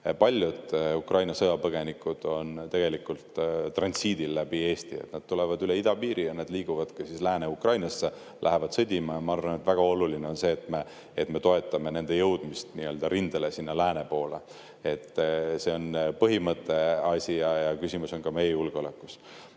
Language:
Estonian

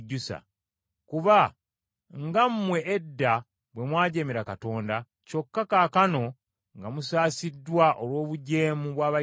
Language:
Ganda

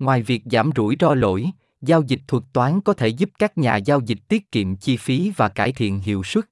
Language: Vietnamese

